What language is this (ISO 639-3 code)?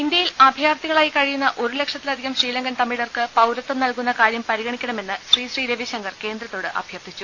mal